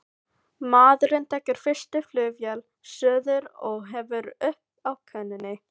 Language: Icelandic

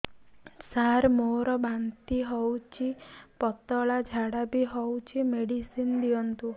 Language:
Odia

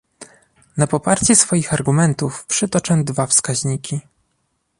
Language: Polish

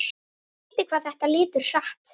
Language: Icelandic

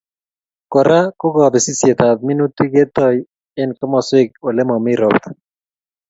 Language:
Kalenjin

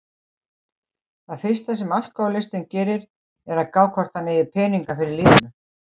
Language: Icelandic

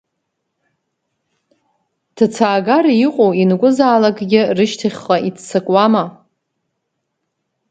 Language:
Abkhazian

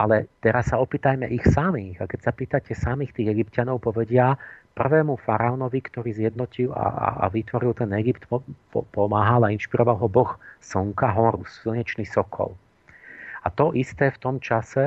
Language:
Slovak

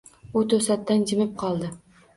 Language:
Uzbek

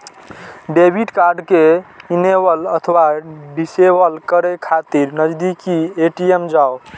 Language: Maithili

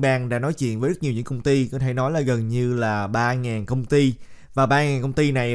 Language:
Vietnamese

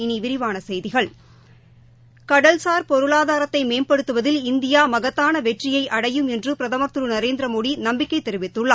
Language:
Tamil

